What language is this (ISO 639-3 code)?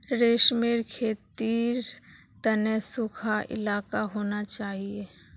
mag